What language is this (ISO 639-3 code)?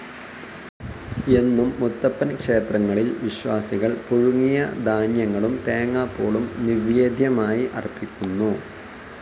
mal